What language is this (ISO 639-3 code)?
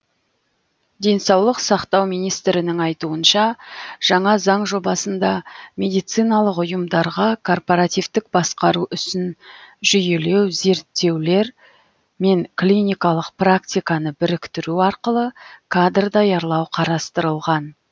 kaz